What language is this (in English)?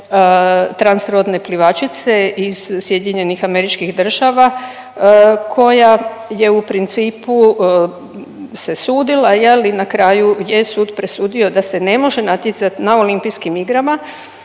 Croatian